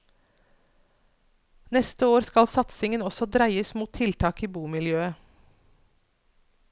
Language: Norwegian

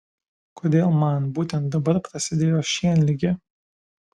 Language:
Lithuanian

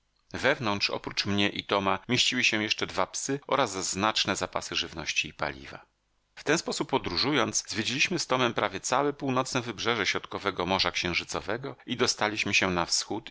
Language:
Polish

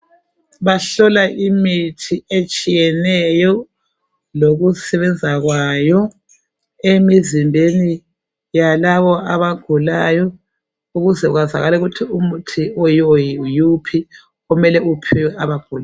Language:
North Ndebele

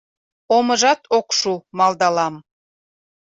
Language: Mari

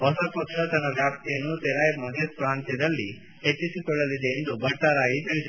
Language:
Kannada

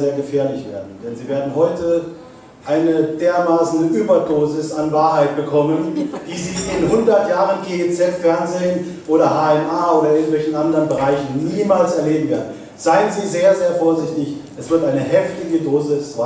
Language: German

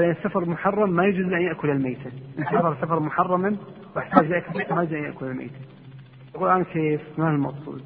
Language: Arabic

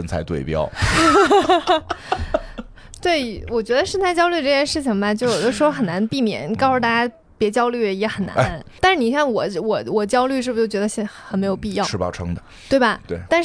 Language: Chinese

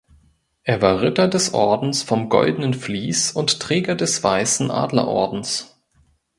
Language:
German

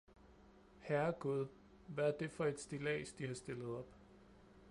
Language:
Danish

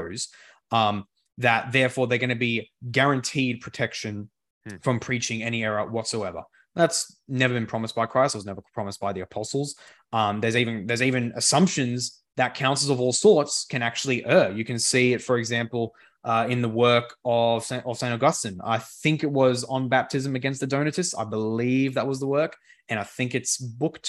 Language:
English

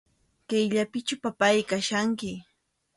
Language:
Arequipa-La Unión Quechua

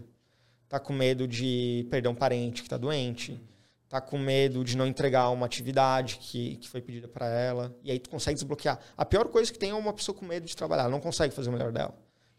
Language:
Portuguese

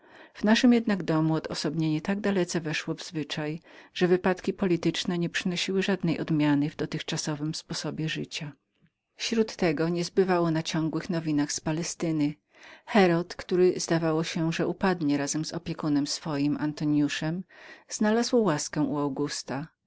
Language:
Polish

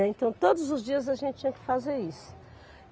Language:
Portuguese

